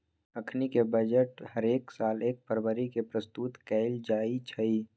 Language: Magahi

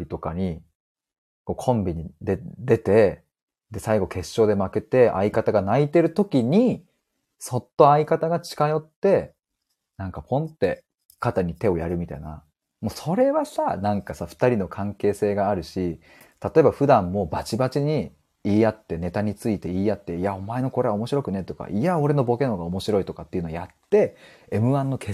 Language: Japanese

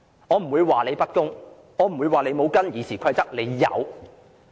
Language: Cantonese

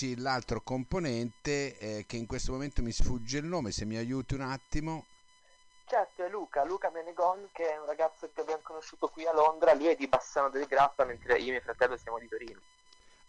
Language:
Italian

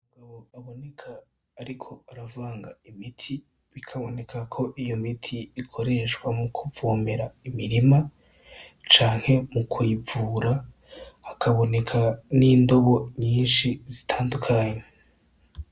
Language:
Rundi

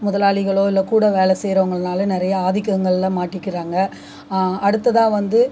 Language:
Tamil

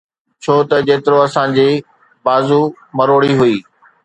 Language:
Sindhi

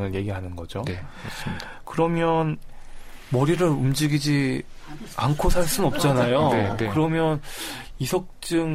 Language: Korean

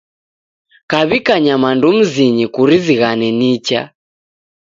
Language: Taita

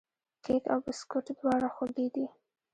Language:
Pashto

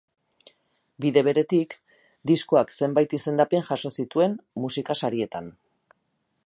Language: Basque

